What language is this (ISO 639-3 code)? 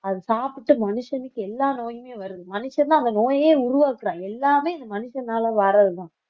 tam